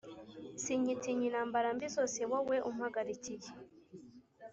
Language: Kinyarwanda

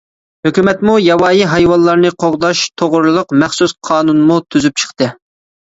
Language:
Uyghur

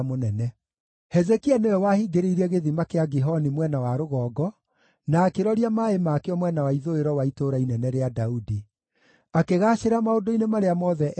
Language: Kikuyu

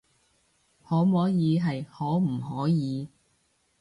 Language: Cantonese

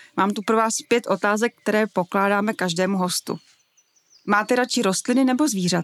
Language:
Czech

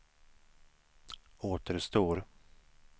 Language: Swedish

